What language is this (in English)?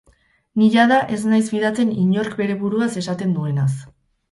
Basque